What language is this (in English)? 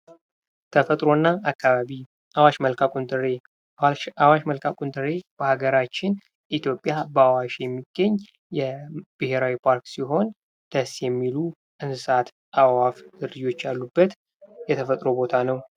Amharic